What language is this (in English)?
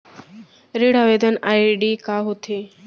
Chhattisgarhi